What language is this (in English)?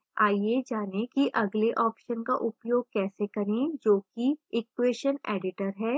Hindi